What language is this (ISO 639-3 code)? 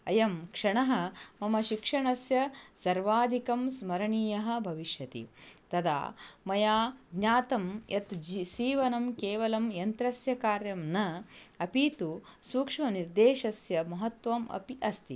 san